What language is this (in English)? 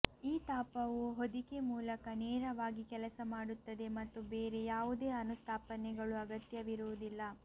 Kannada